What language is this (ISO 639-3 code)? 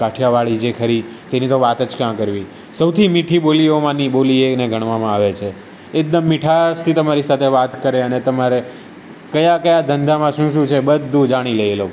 guj